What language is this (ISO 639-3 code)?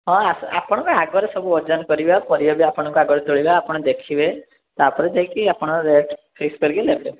ori